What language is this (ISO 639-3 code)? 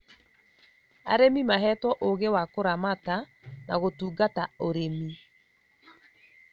kik